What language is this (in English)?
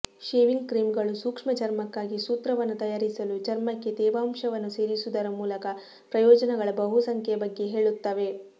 Kannada